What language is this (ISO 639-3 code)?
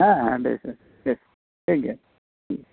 sat